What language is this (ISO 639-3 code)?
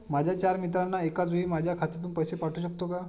mar